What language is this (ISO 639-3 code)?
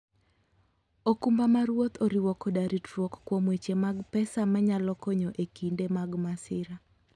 luo